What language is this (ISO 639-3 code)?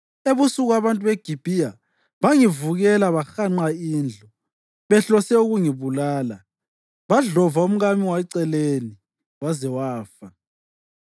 nde